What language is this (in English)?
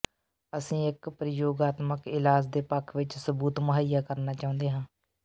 Punjabi